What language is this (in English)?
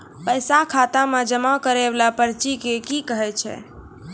Maithili